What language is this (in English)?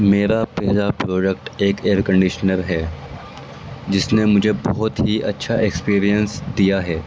Urdu